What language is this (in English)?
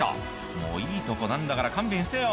Japanese